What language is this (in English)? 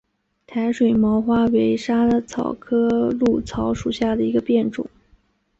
Chinese